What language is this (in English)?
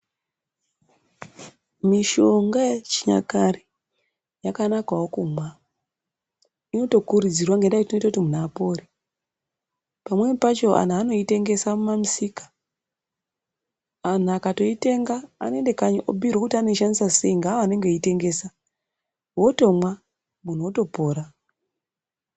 Ndau